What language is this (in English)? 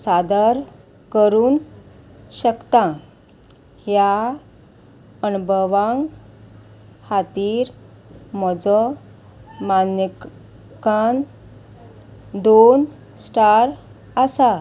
Konkani